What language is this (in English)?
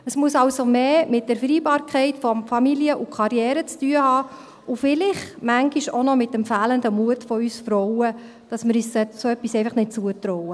Swiss German